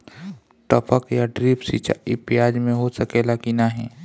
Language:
Bhojpuri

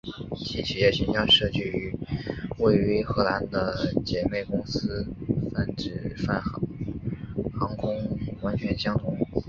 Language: Chinese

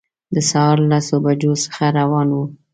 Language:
Pashto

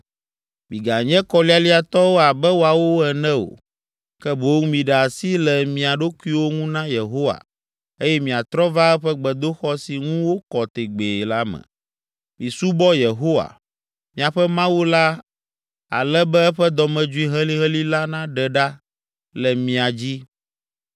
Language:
Ewe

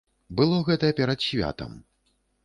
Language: Belarusian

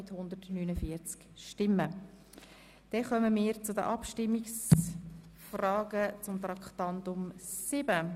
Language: Swiss German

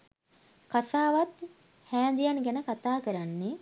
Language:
Sinhala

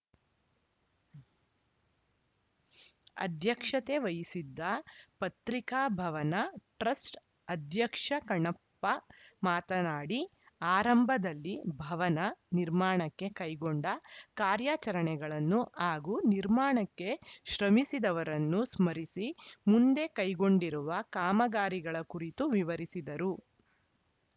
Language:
Kannada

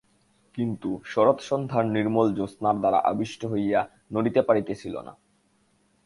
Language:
Bangla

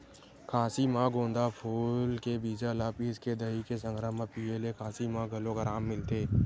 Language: Chhattisgarhi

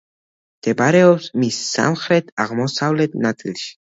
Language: Georgian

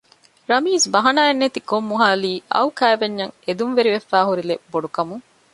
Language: Divehi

